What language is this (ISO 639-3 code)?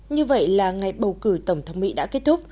vie